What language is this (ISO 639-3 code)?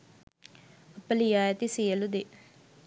sin